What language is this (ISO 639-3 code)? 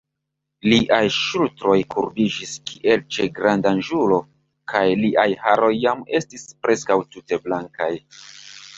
epo